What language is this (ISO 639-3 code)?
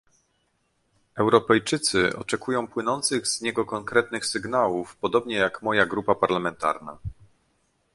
pol